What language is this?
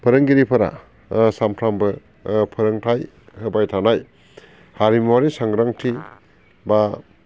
Bodo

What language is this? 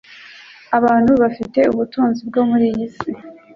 Kinyarwanda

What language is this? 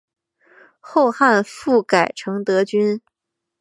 Chinese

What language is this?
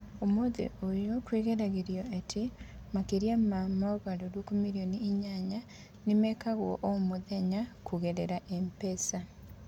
Kikuyu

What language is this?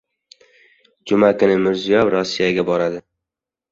Uzbek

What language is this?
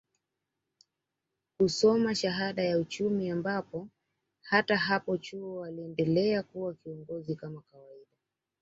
Swahili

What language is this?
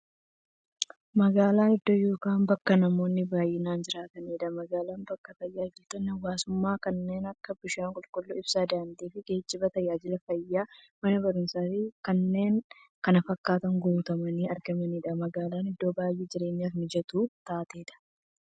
Oromo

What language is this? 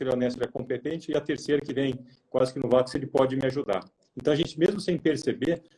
Portuguese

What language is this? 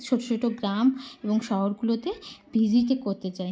Bangla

